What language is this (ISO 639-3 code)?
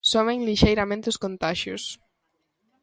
glg